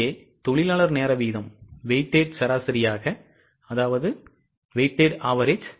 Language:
Tamil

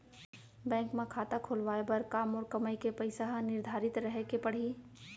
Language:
Chhattisgarhi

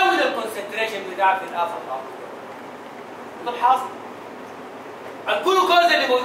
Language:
Arabic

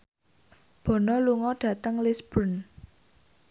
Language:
Javanese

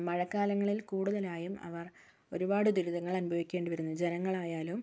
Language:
Malayalam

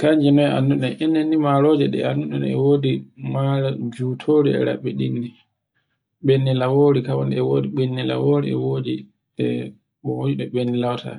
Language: Borgu Fulfulde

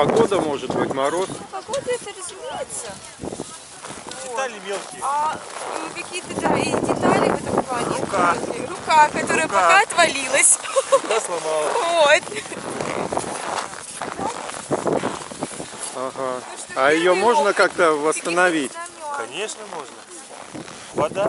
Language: Russian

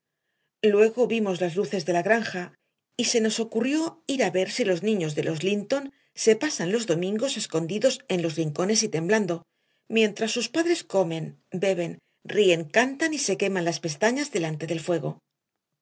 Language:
Spanish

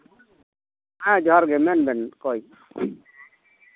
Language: Santali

